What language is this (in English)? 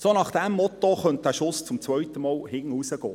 Swiss German